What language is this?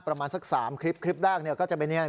Thai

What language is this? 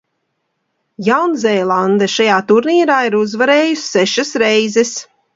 Latvian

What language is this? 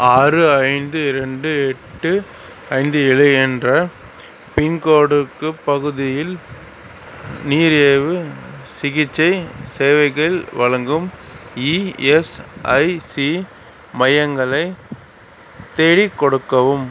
Tamil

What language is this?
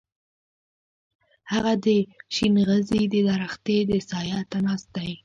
Pashto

